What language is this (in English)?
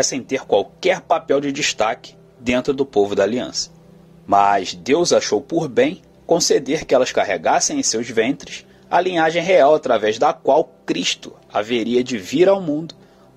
Portuguese